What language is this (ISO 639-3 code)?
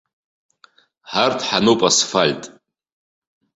abk